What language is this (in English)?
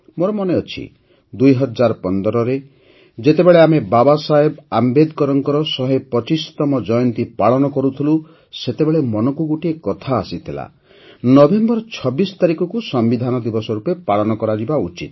Odia